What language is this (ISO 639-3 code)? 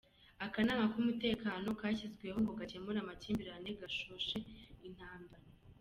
kin